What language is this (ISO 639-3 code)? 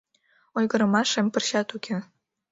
chm